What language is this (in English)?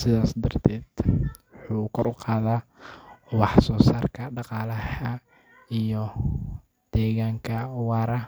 Somali